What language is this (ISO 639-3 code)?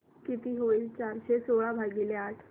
mar